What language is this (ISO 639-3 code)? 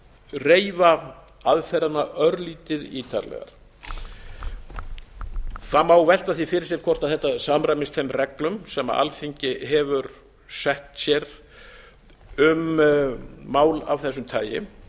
isl